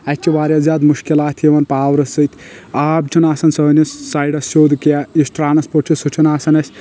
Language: Kashmiri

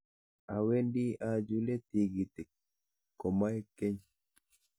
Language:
Kalenjin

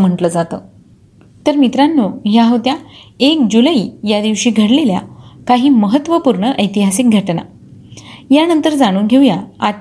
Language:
Marathi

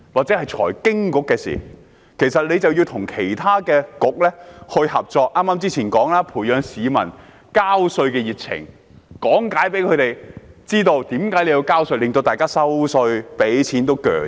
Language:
Cantonese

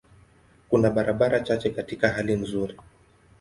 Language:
Swahili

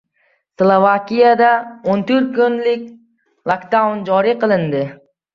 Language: Uzbek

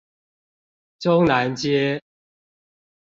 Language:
Chinese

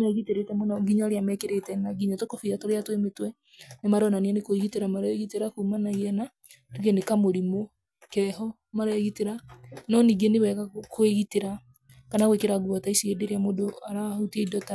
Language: Kikuyu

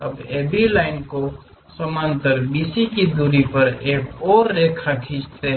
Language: Hindi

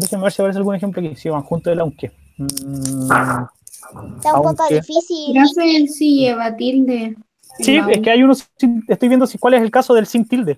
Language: Spanish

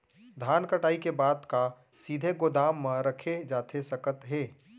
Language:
Chhattisgarhi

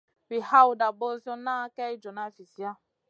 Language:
Masana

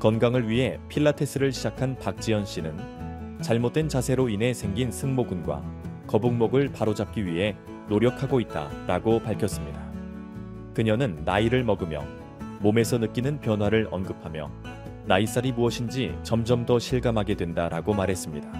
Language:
Korean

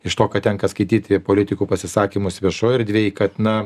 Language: Lithuanian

